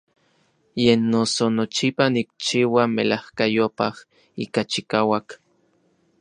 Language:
Orizaba Nahuatl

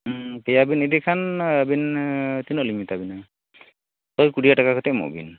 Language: Santali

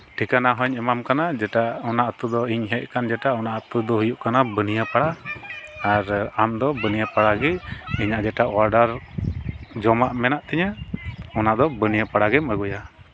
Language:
Santali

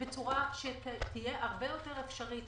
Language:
Hebrew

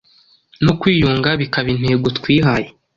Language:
Kinyarwanda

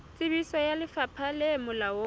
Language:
Southern Sotho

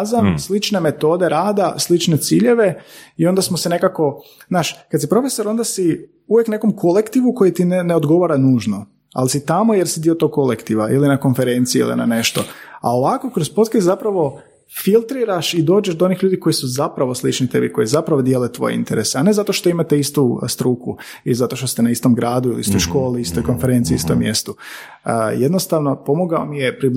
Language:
Croatian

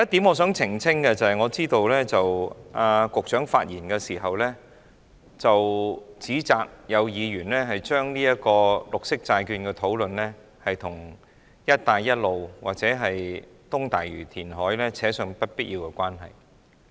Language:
Cantonese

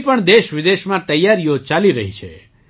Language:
Gujarati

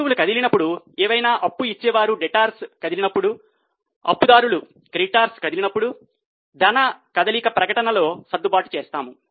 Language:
Telugu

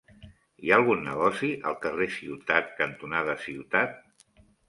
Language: Catalan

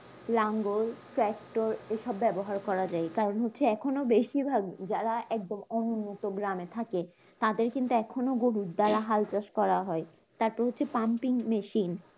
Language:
Bangla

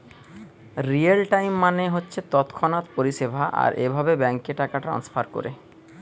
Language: Bangla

